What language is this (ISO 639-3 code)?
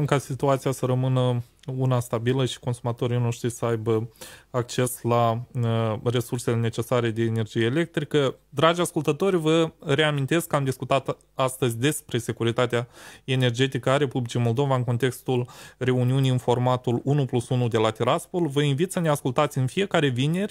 ron